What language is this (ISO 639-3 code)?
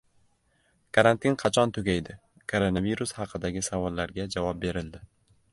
uzb